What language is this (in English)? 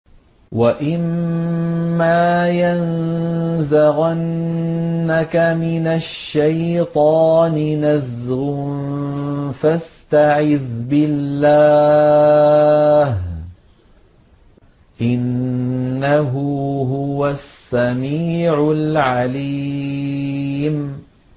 Arabic